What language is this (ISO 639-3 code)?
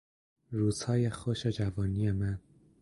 fas